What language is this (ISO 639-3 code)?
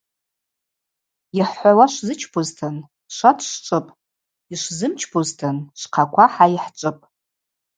abq